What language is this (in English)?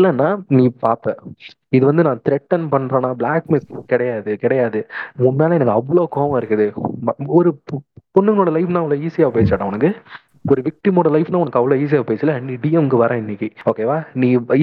Tamil